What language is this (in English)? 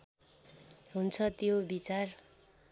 Nepali